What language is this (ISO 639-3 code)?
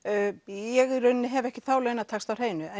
isl